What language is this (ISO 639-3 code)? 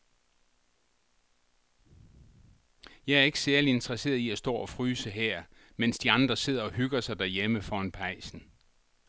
dan